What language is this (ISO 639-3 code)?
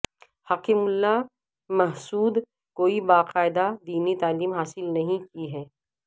urd